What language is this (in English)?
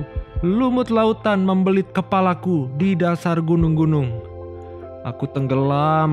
Indonesian